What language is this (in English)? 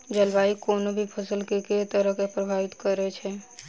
Maithili